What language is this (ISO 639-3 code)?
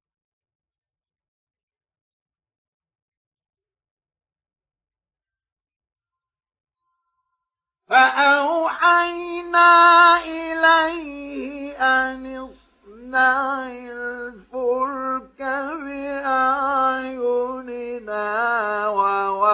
ara